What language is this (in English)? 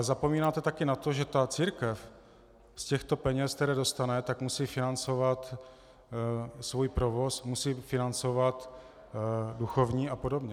Czech